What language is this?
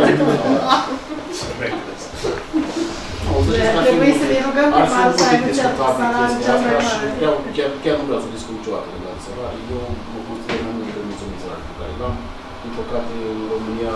Romanian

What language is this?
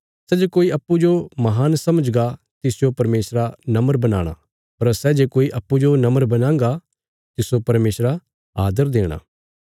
Bilaspuri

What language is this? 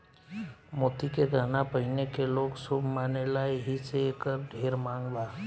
Bhojpuri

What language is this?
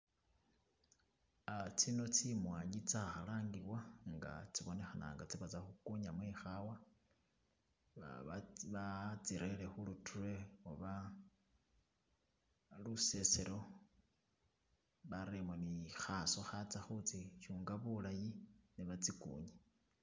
Masaaba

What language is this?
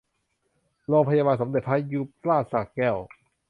Thai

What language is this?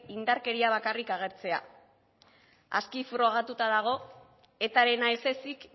Basque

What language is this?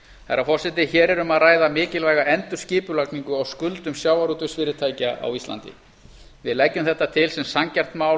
Icelandic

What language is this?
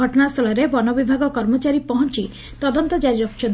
Odia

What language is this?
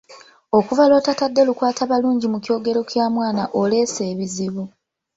Ganda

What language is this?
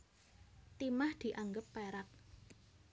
Javanese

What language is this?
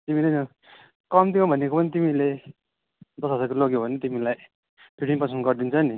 Nepali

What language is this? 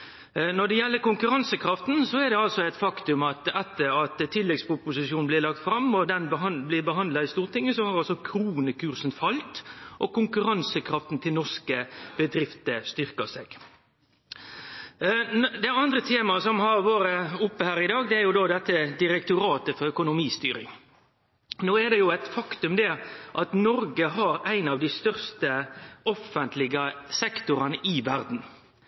Norwegian Nynorsk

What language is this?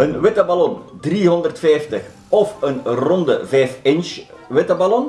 Dutch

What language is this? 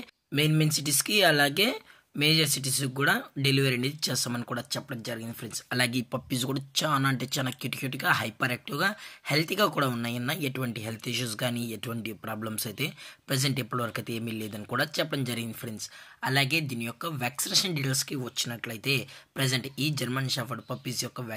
Telugu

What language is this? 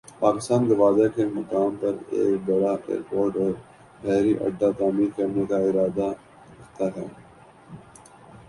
Urdu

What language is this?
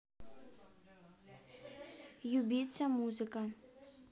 Russian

